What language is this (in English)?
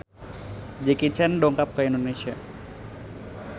Sundanese